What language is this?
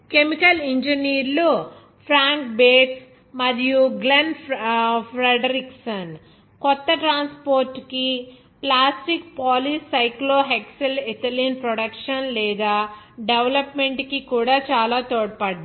Telugu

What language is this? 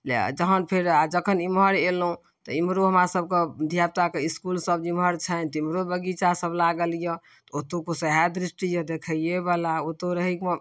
Maithili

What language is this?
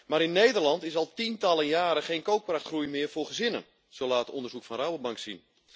Dutch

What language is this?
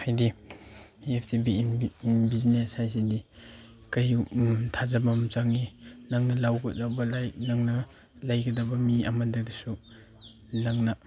Manipuri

